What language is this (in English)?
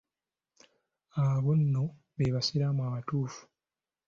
Ganda